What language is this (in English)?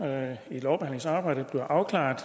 Danish